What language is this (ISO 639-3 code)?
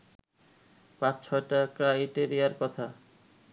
ben